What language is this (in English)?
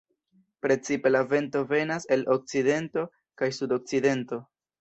Esperanto